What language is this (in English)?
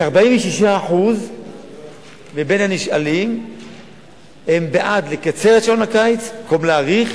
Hebrew